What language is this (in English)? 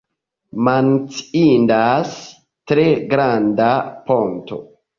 Esperanto